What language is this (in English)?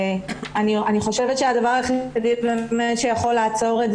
Hebrew